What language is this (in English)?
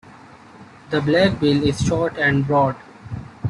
English